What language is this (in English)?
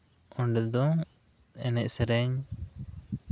Santali